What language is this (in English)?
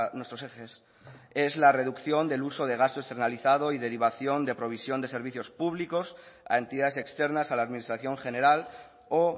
Spanish